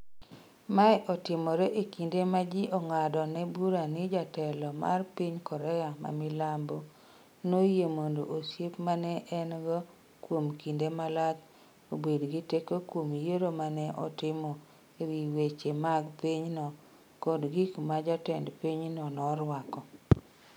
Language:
Luo (Kenya and Tanzania)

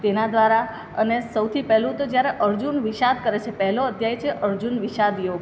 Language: Gujarati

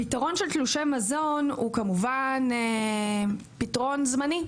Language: Hebrew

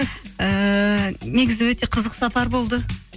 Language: Kazakh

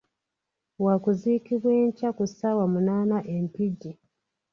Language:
Ganda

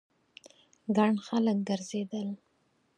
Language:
Pashto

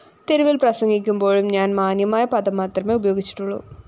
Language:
Malayalam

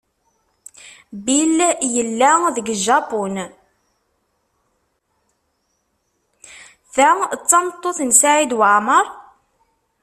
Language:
Kabyle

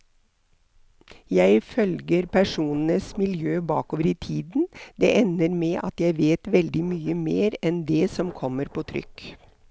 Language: Norwegian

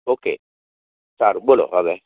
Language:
Gujarati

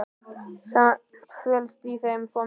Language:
Icelandic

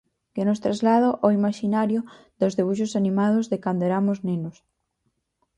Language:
Galician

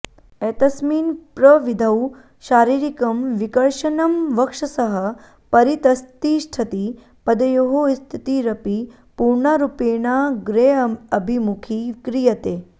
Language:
Sanskrit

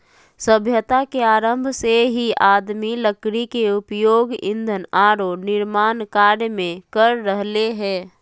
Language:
Magahi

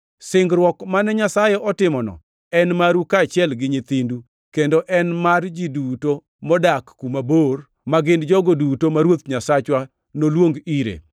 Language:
Luo (Kenya and Tanzania)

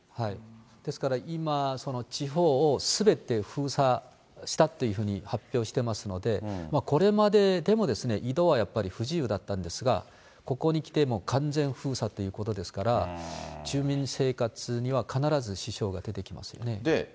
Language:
Japanese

